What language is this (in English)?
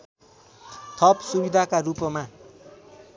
Nepali